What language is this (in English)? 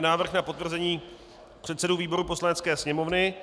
Czech